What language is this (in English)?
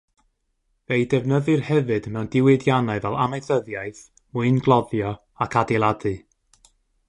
Welsh